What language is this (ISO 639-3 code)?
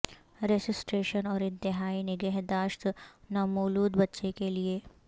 urd